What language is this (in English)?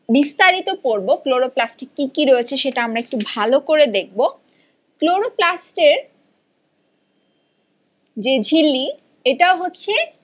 Bangla